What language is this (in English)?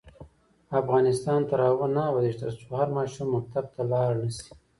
Pashto